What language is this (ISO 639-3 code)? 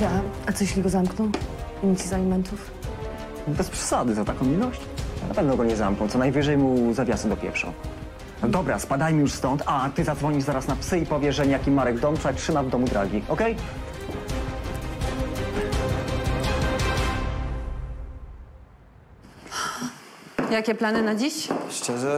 pol